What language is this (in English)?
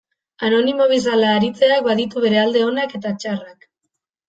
Basque